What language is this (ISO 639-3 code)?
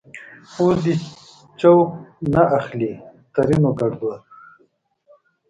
pus